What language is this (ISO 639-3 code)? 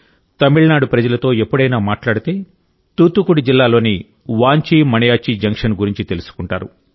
tel